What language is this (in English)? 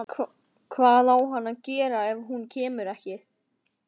Icelandic